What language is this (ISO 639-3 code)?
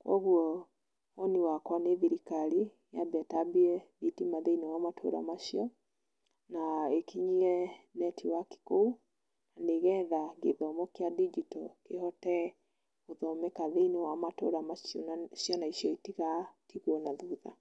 kik